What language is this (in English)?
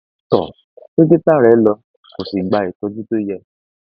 Yoruba